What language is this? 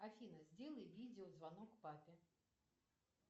Russian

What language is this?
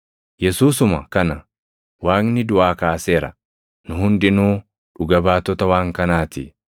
Oromo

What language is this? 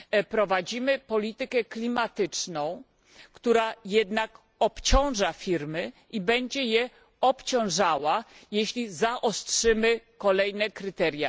Polish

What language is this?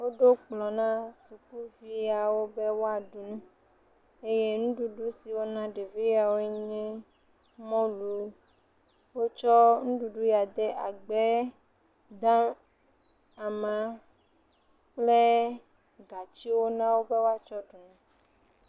Ewe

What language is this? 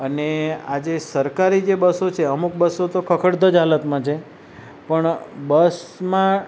Gujarati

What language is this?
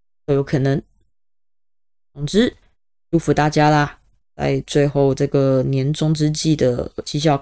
Chinese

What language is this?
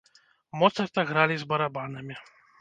Belarusian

